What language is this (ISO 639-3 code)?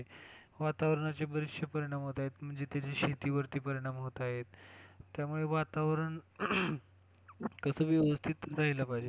mar